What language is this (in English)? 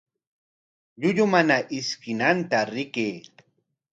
Corongo Ancash Quechua